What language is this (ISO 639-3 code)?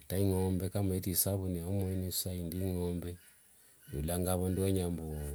lwg